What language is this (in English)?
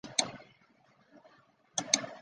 Chinese